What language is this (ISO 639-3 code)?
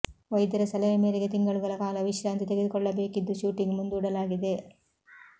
kan